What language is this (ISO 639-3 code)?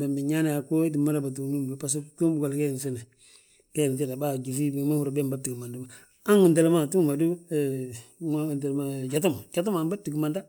bjt